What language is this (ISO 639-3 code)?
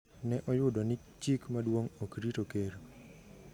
luo